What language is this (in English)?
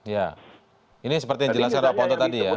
Indonesian